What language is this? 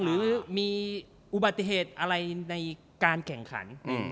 Thai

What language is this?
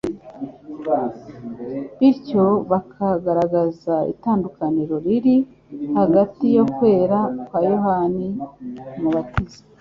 Kinyarwanda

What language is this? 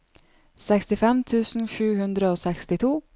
Norwegian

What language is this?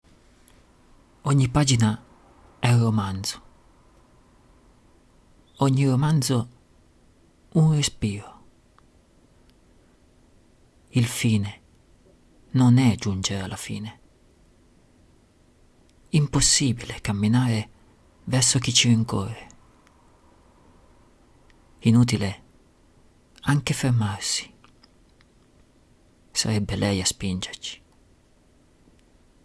Italian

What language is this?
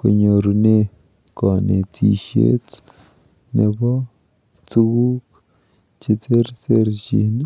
Kalenjin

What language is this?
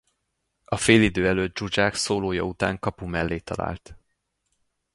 Hungarian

